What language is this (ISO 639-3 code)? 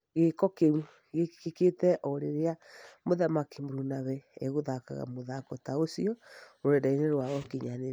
kik